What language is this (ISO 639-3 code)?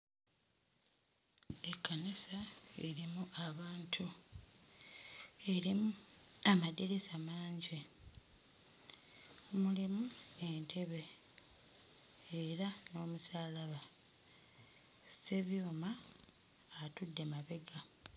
lug